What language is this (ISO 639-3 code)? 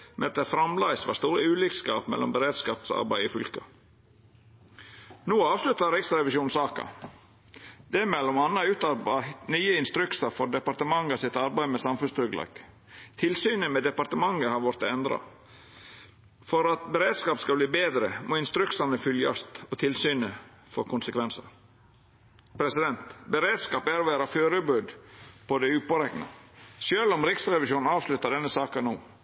nno